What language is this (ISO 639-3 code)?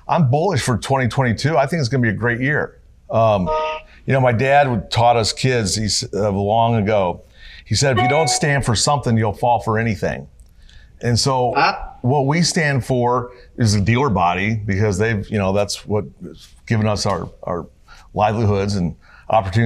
eng